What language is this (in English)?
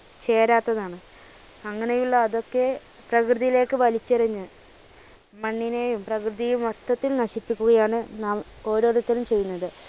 Malayalam